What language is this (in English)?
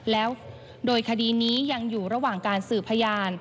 Thai